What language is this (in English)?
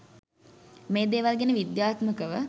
Sinhala